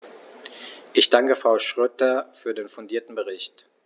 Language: German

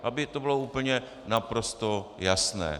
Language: Czech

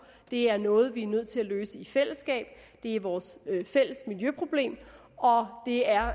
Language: Danish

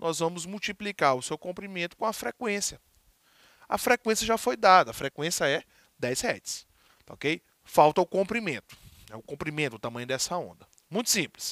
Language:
Portuguese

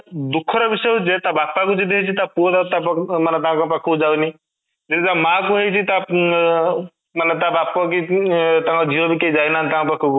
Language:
Odia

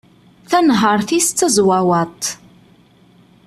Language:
Kabyle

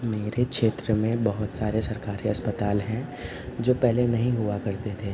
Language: Hindi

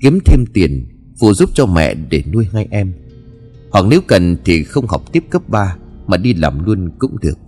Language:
Vietnamese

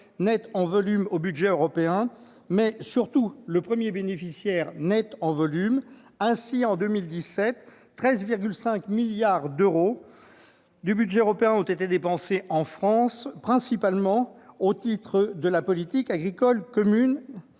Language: French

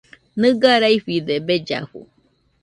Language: Nüpode Huitoto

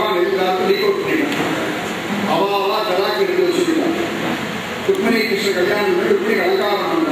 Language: Arabic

